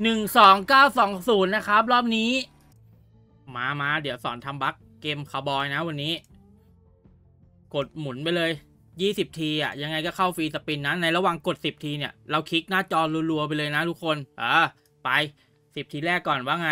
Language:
Thai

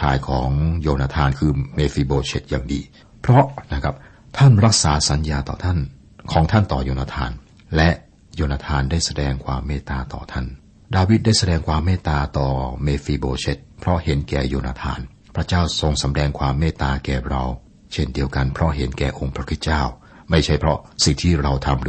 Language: Thai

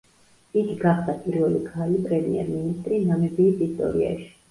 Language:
Georgian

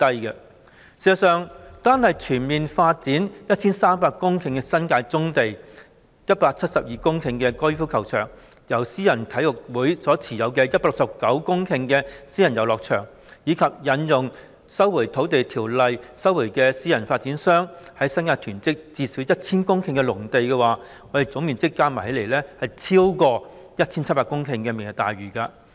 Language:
Cantonese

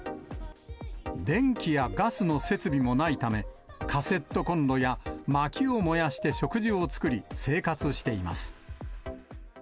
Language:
Japanese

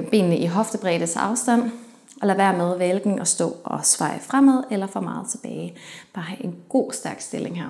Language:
Danish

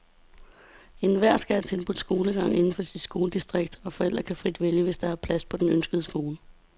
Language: Danish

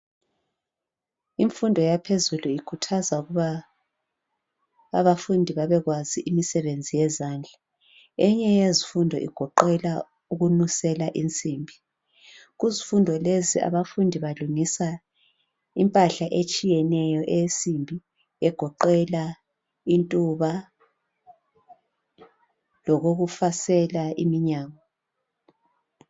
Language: North Ndebele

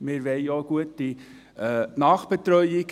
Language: Swiss German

